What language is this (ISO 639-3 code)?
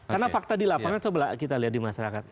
ind